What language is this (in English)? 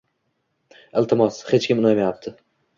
Uzbek